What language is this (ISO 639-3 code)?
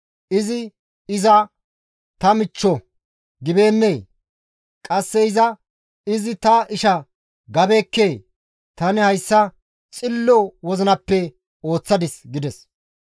gmv